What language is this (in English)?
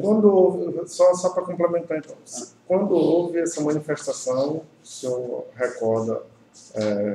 Portuguese